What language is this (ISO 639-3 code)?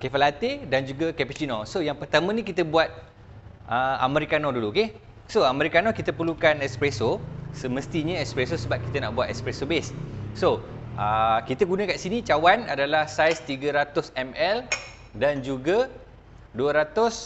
msa